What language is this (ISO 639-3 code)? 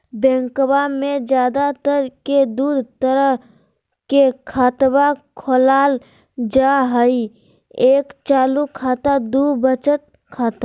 mag